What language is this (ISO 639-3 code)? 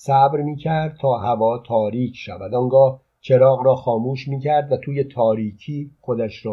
fas